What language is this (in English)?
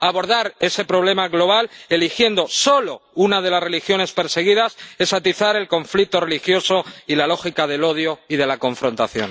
Spanish